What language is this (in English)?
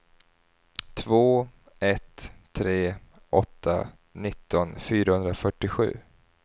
Swedish